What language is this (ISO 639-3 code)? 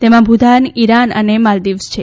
guj